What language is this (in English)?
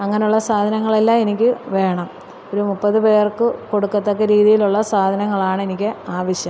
Malayalam